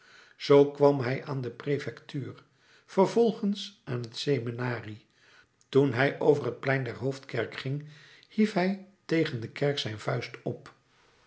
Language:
Dutch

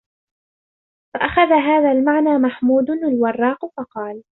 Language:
Arabic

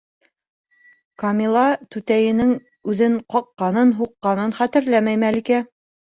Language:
Bashkir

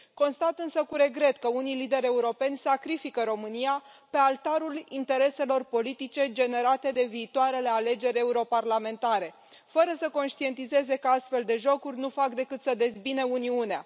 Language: Romanian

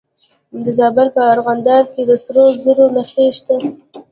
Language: Pashto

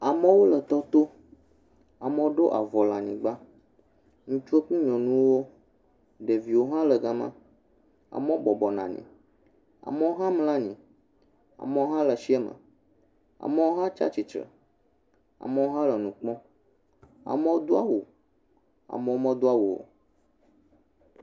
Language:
Ewe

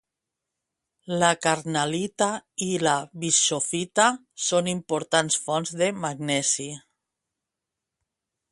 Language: Catalan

